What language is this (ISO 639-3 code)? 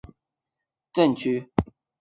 zho